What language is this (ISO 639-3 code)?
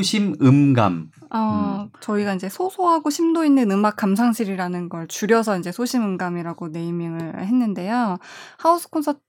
kor